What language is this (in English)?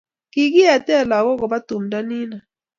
Kalenjin